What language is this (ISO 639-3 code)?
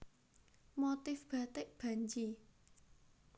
jav